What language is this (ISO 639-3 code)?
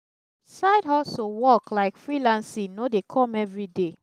pcm